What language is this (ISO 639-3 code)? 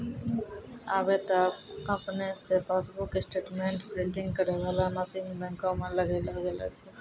mai